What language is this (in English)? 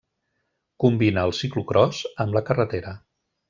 Catalan